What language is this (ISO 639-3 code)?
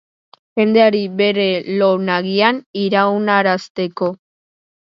eus